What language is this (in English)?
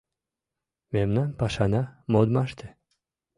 Mari